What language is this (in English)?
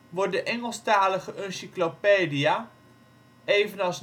Dutch